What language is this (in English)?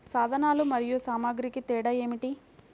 Telugu